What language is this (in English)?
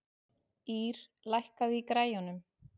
Icelandic